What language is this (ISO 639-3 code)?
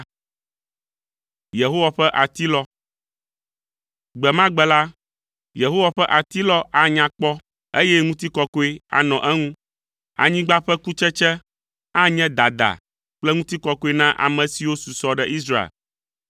ewe